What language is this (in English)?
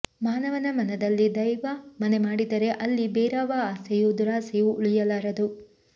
Kannada